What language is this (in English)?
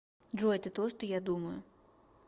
Russian